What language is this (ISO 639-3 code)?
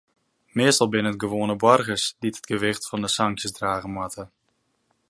fry